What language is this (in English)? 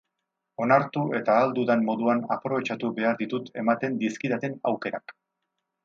Basque